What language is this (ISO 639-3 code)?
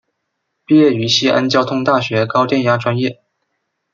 zho